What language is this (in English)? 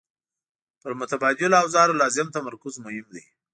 Pashto